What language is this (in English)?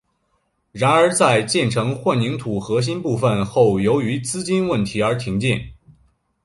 Chinese